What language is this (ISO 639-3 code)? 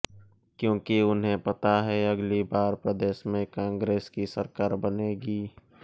hin